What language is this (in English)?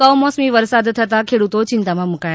Gujarati